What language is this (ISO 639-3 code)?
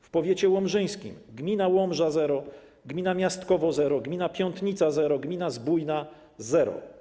pol